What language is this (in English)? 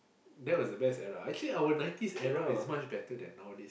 English